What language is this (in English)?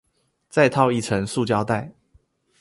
Chinese